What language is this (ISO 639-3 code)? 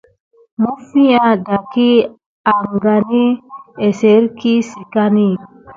gid